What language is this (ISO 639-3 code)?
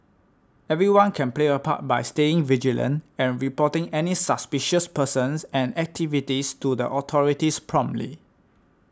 eng